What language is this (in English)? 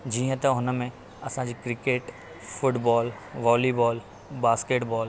Sindhi